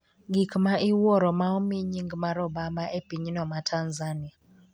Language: Luo (Kenya and Tanzania)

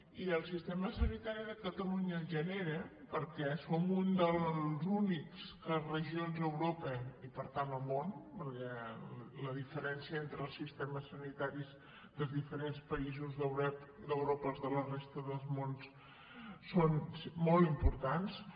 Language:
Catalan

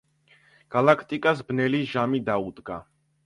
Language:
Georgian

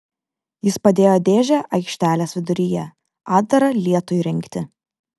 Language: Lithuanian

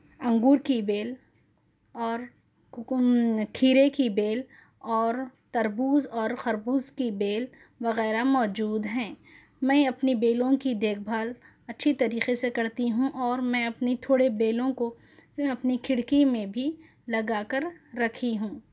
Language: Urdu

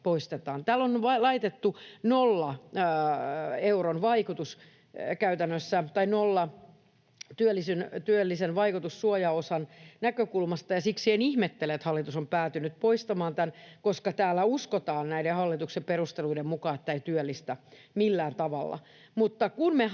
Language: Finnish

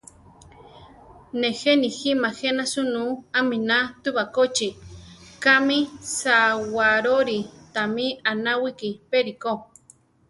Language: Central Tarahumara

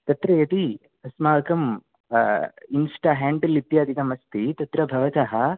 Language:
Sanskrit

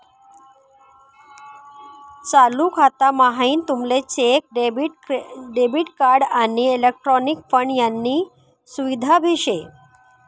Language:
Marathi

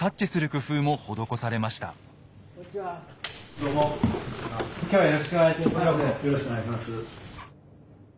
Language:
Japanese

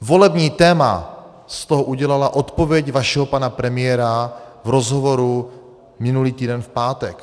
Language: Czech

